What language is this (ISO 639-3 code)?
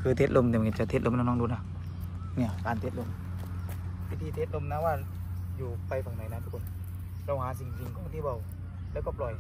tha